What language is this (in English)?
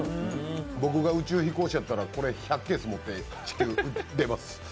Japanese